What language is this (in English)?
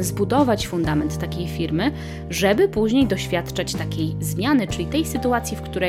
Polish